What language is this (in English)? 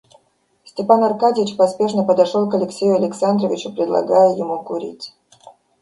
Russian